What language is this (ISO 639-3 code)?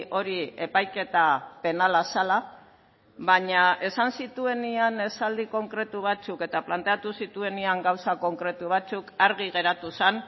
eus